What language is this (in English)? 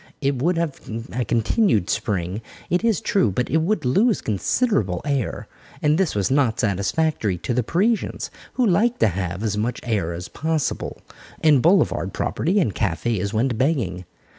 English